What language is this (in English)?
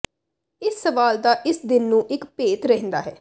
Punjabi